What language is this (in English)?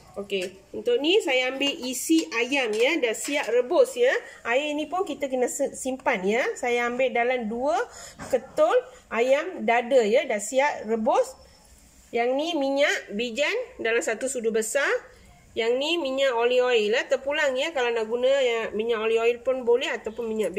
Malay